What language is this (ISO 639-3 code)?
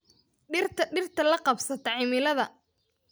som